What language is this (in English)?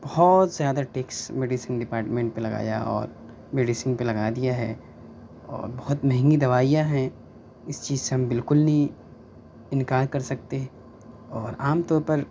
Urdu